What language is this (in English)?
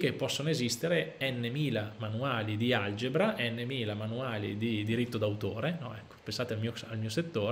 Italian